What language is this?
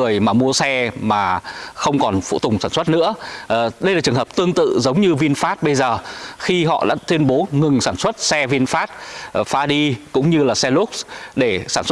Vietnamese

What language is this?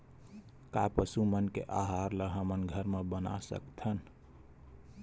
Chhattisgarhi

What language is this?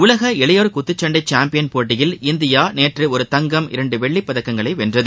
Tamil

